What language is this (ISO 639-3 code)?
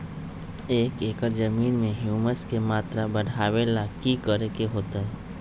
mag